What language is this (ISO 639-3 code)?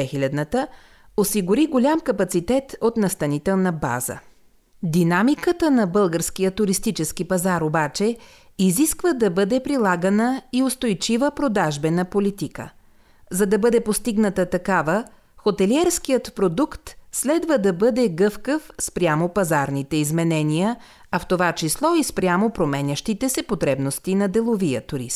bul